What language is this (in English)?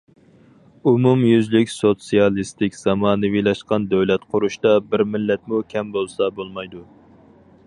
Uyghur